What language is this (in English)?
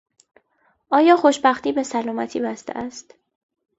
Persian